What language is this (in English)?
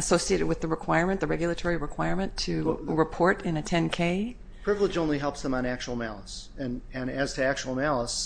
English